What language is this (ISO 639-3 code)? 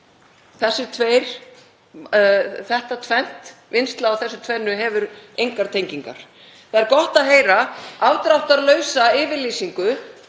isl